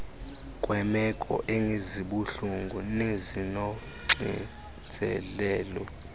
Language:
Xhosa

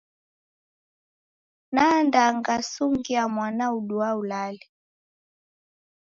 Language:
Taita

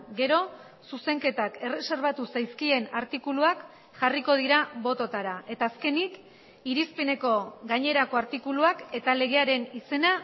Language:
Basque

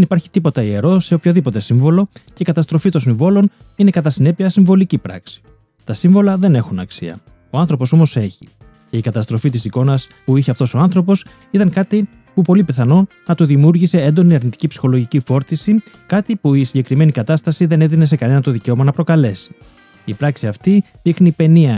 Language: Greek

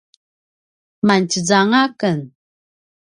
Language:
Paiwan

